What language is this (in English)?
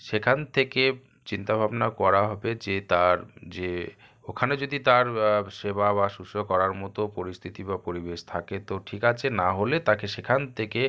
Bangla